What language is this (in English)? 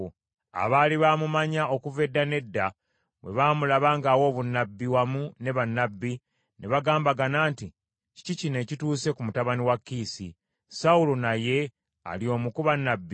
Ganda